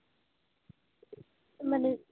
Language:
Santali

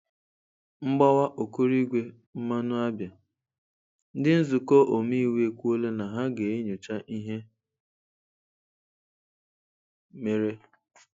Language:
Igbo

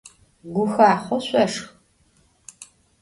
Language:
Adyghe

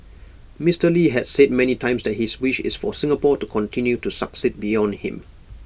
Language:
English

